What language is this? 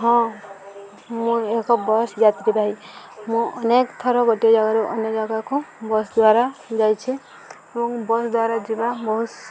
Odia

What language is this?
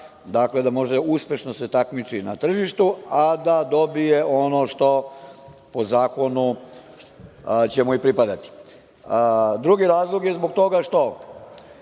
Serbian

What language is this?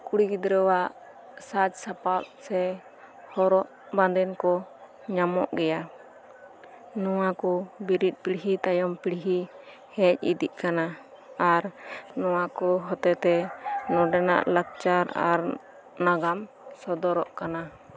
Santali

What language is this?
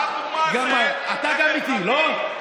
Hebrew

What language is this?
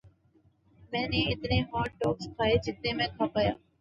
Urdu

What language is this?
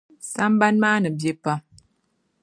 Dagbani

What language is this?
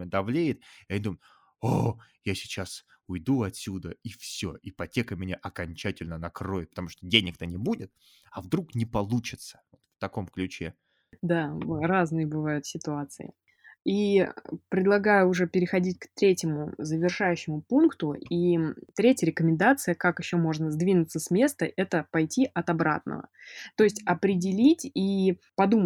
Russian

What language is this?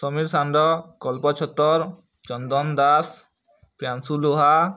Odia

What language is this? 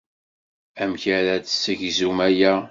Kabyle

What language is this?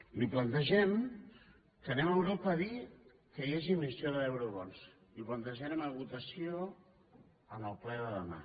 Catalan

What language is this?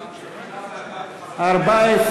Hebrew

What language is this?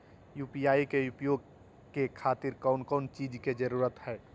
Magahi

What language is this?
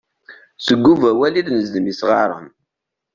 Kabyle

